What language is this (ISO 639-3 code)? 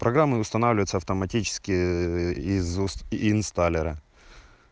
rus